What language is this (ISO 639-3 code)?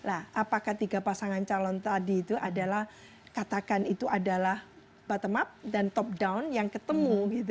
ind